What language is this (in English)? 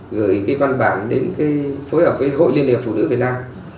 Vietnamese